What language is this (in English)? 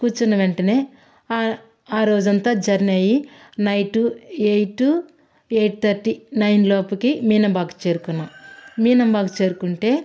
Telugu